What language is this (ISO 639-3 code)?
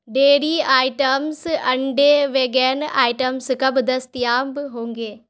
urd